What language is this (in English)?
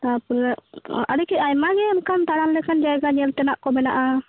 Santali